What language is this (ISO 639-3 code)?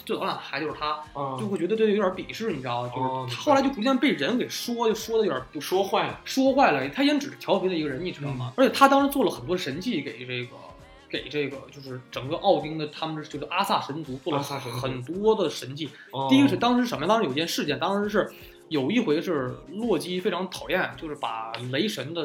zho